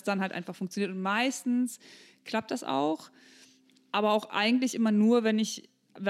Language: German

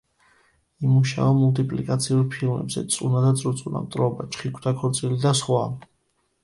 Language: Georgian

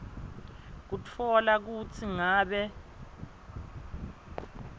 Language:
Swati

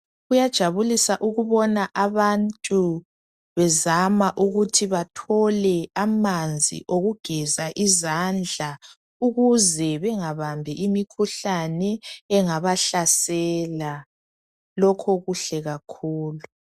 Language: North Ndebele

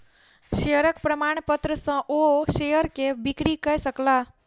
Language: Maithili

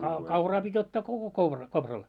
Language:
Finnish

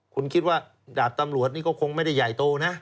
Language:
Thai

